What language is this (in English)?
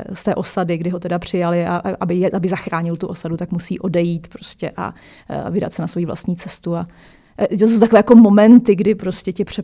Czech